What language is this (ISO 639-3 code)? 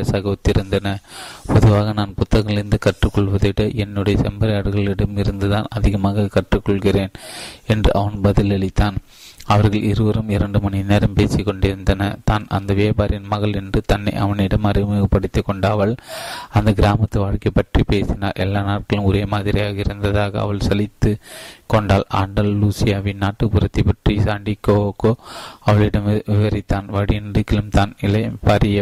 tam